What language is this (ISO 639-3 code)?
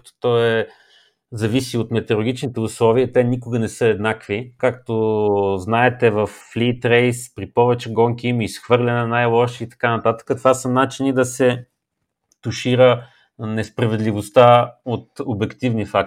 bul